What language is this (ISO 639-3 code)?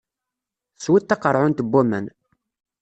kab